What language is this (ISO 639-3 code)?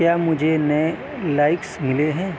urd